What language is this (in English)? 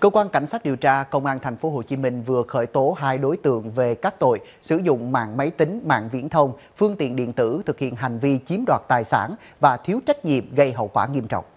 Vietnamese